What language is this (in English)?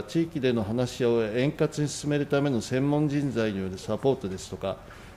Japanese